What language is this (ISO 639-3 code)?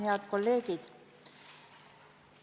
est